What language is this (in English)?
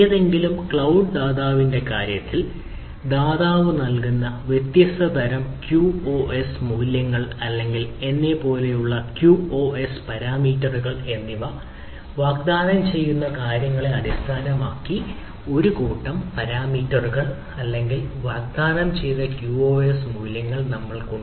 Malayalam